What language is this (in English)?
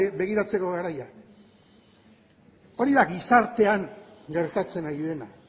Basque